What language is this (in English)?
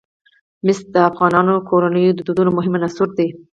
Pashto